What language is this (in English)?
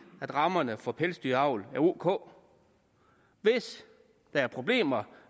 Danish